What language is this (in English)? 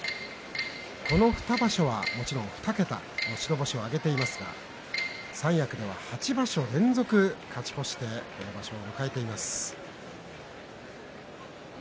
Japanese